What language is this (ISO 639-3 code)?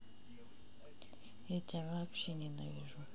rus